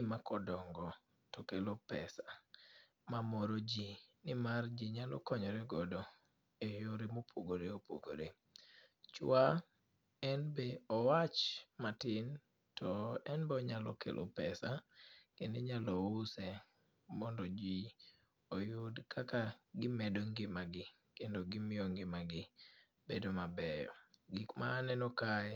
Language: Luo (Kenya and Tanzania)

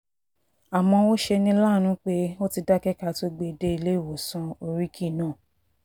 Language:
Yoruba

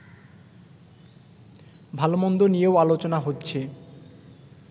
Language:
Bangla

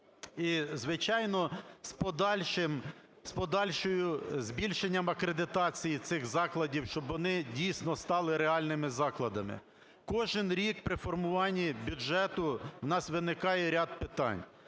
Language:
Ukrainian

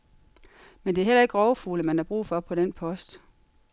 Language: Danish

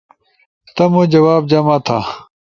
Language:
Ushojo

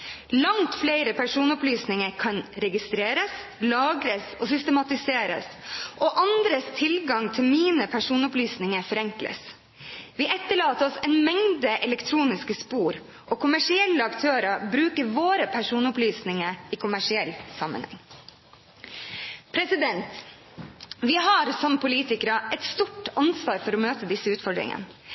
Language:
Norwegian Bokmål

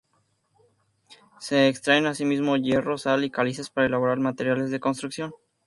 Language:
Spanish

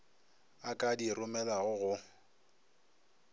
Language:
Northern Sotho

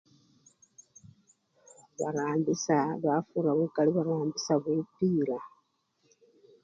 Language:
Luyia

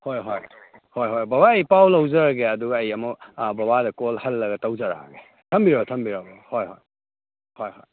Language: Manipuri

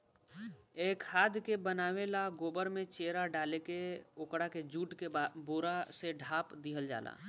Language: Bhojpuri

